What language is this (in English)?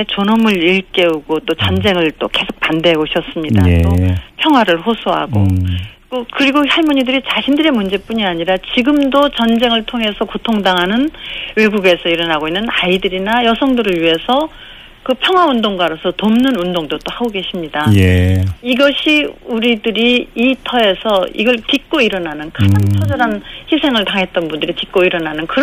Korean